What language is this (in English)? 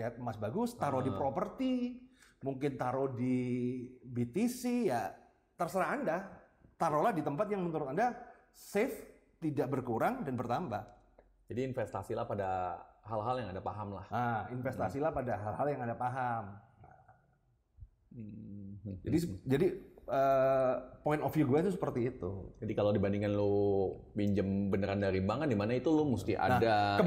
Indonesian